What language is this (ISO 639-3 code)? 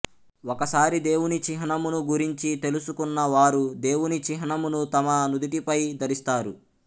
tel